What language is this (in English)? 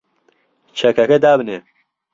Central Kurdish